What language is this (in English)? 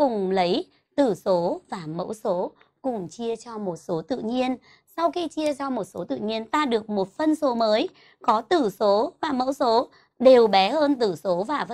Vietnamese